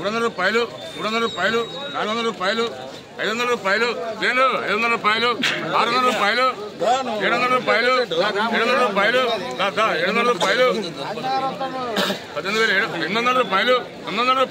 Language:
Telugu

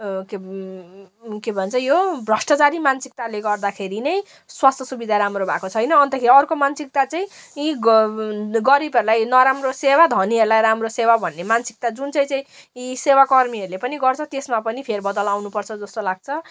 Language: Nepali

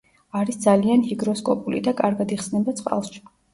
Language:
Georgian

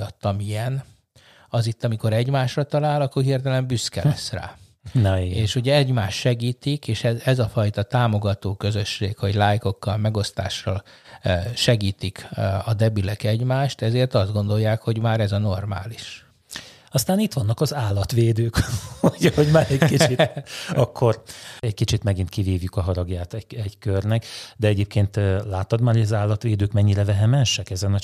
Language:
Hungarian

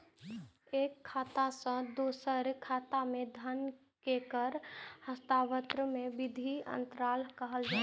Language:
Maithili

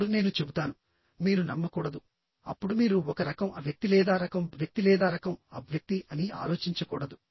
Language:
Telugu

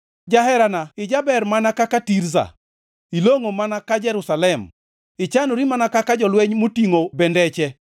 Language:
Luo (Kenya and Tanzania)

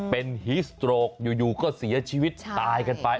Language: Thai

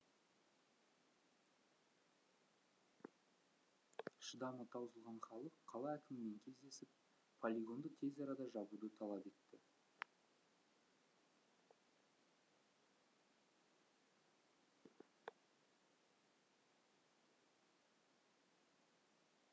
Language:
Kazakh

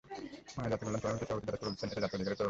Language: Bangla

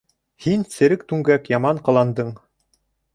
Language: Bashkir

